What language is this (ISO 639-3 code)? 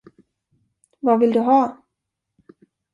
swe